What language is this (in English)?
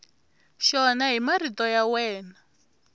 Tsonga